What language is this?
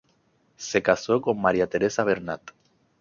Spanish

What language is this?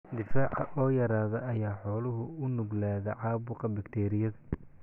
Somali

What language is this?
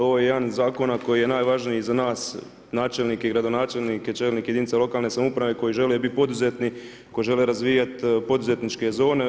Croatian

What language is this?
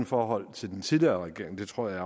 Danish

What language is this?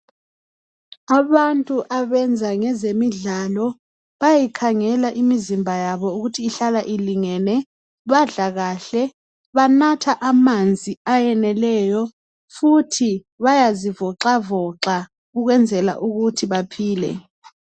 North Ndebele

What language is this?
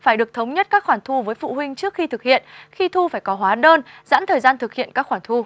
Vietnamese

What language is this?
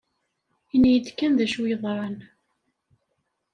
Kabyle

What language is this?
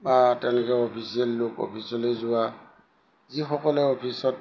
Assamese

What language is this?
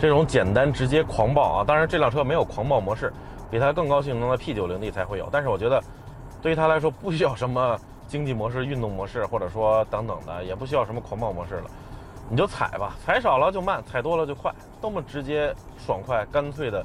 Chinese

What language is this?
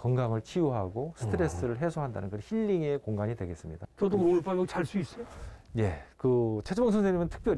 Korean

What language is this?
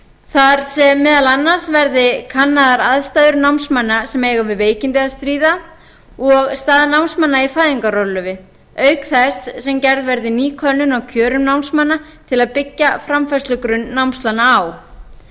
Icelandic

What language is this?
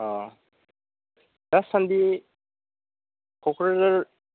Bodo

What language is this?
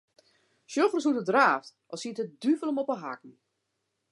Western Frisian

